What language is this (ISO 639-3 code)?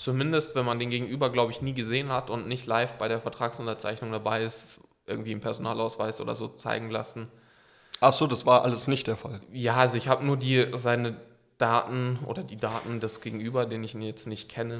deu